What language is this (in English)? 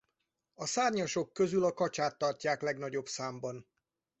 Hungarian